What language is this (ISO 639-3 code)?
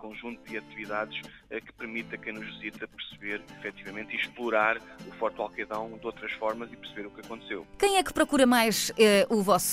por